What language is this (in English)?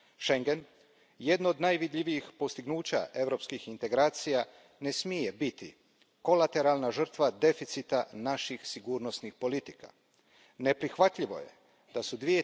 Croatian